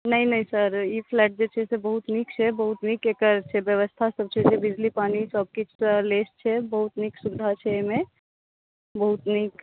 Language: Maithili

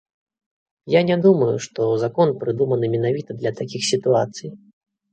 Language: Belarusian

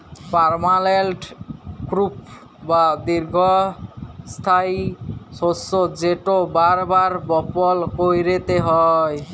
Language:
Bangla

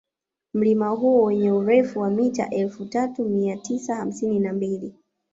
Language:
Swahili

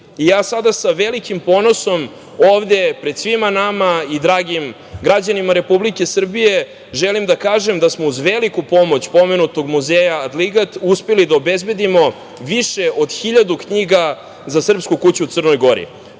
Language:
Serbian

